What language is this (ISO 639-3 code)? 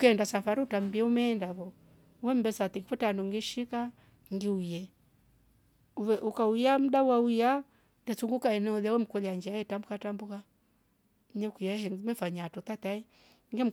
rof